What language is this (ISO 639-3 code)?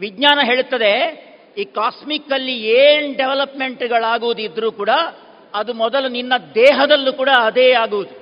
kan